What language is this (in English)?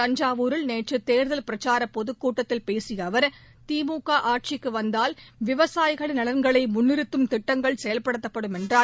Tamil